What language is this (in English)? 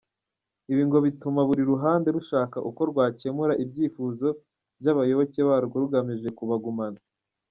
Kinyarwanda